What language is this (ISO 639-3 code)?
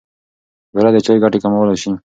pus